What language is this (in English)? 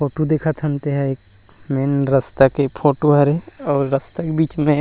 Chhattisgarhi